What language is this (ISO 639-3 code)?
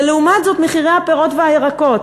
heb